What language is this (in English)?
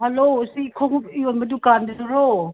Manipuri